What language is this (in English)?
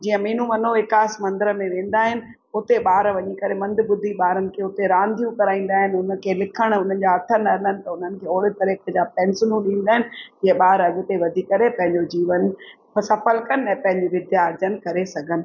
Sindhi